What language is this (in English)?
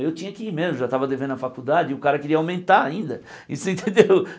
Portuguese